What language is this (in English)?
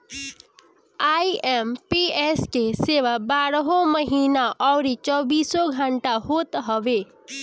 Bhojpuri